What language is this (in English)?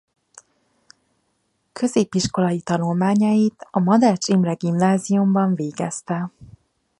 Hungarian